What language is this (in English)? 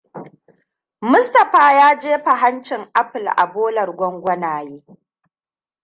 Hausa